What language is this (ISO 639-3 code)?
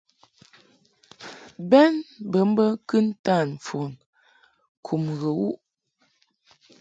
mhk